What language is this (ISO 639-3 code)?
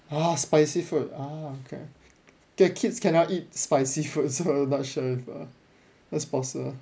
eng